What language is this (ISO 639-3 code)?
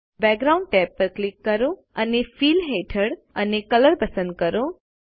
guj